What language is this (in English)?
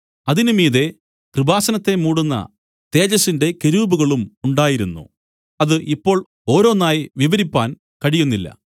Malayalam